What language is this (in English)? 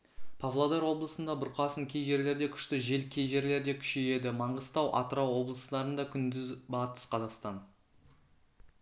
Kazakh